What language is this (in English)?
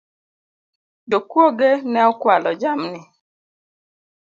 Luo (Kenya and Tanzania)